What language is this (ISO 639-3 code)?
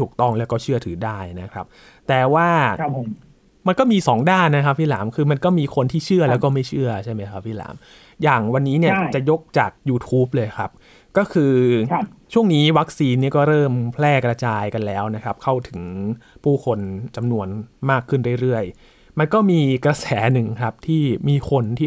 tha